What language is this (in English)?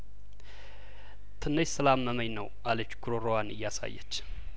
Amharic